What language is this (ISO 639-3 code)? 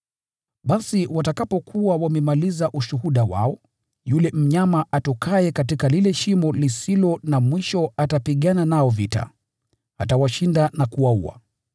swa